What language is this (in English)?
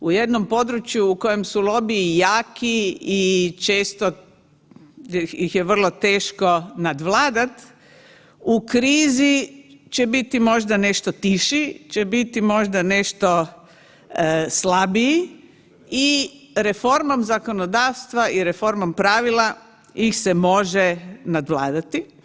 Croatian